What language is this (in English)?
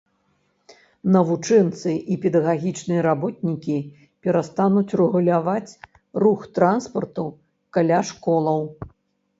Belarusian